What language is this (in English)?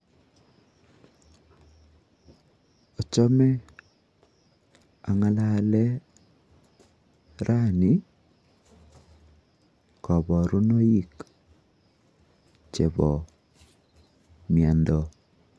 Kalenjin